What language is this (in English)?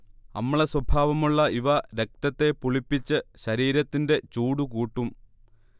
Malayalam